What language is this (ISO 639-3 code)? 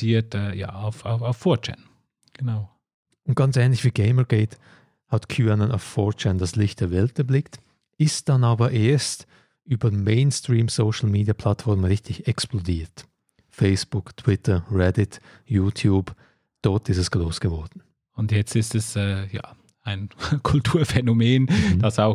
deu